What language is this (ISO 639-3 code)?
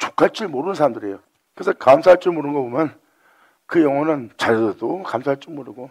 kor